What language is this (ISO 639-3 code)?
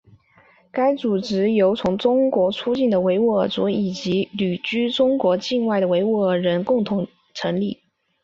zho